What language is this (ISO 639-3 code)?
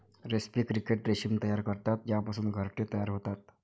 mar